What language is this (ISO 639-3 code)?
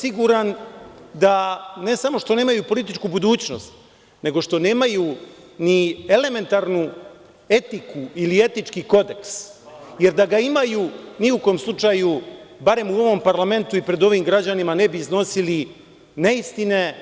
srp